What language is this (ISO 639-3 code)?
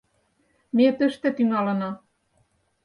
chm